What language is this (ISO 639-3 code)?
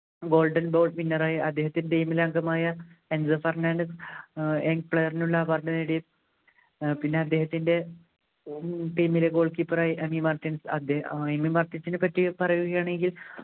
mal